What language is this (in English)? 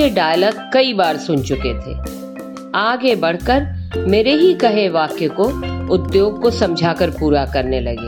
Hindi